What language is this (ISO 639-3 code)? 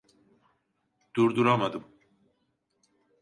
tur